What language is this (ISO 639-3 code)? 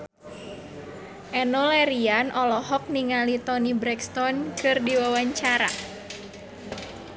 sun